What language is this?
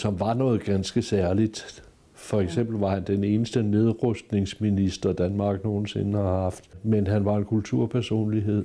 Danish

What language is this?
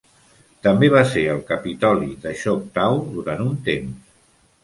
Catalan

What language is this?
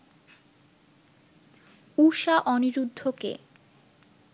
Bangla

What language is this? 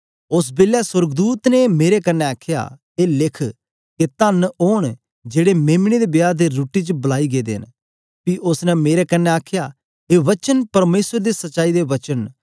Dogri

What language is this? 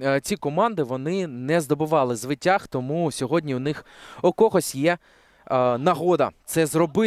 Ukrainian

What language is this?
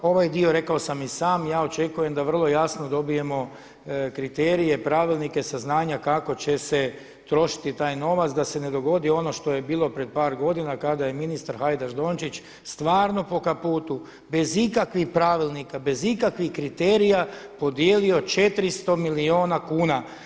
Croatian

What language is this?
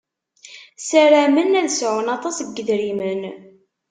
Kabyle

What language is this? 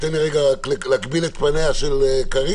Hebrew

